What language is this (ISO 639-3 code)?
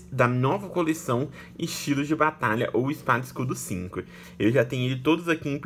por